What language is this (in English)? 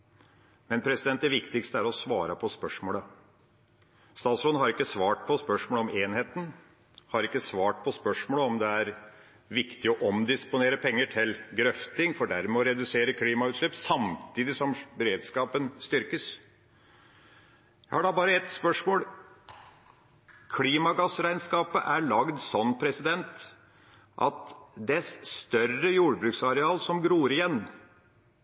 Norwegian Bokmål